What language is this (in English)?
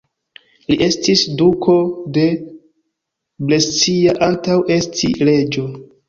Esperanto